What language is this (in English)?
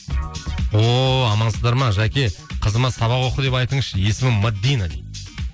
Kazakh